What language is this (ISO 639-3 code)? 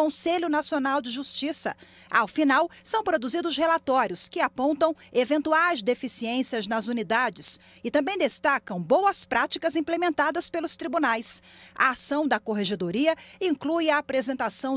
por